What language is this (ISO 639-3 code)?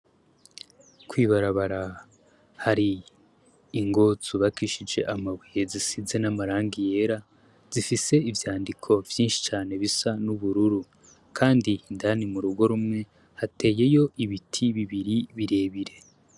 run